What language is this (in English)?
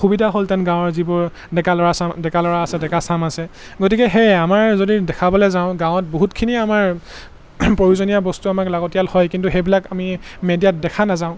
Assamese